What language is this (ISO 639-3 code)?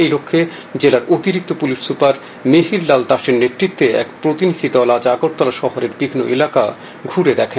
ben